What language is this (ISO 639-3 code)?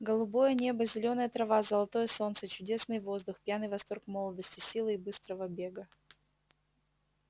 rus